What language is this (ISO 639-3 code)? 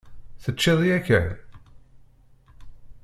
kab